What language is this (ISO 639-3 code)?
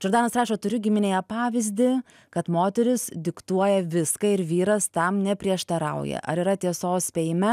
lit